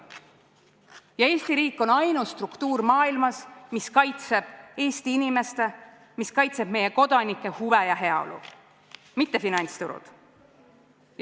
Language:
Estonian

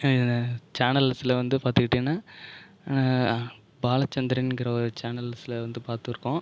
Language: Tamil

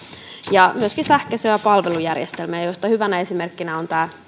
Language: Finnish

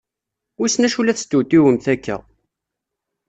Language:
Kabyle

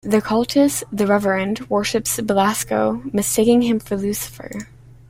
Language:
English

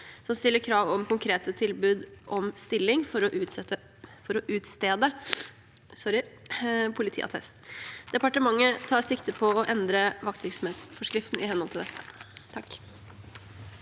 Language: Norwegian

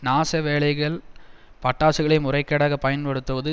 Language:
Tamil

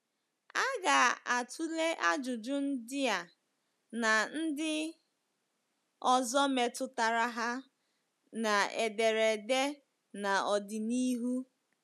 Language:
Igbo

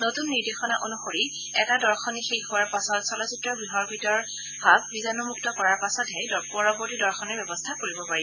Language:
Assamese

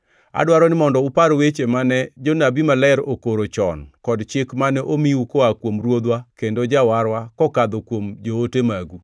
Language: Luo (Kenya and Tanzania)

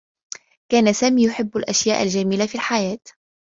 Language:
Arabic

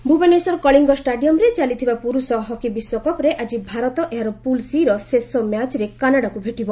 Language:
Odia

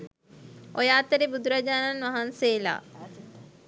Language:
Sinhala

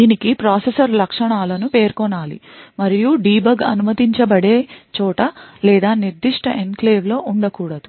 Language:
Telugu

